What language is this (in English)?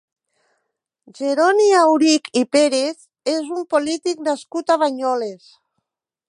Catalan